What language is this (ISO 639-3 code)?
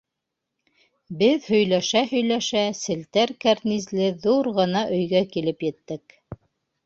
bak